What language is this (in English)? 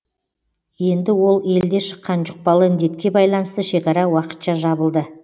Kazakh